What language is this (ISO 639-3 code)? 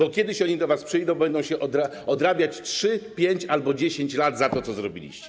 pol